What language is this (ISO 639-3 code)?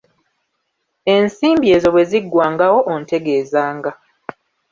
lug